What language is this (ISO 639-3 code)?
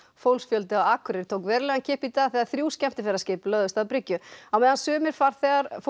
isl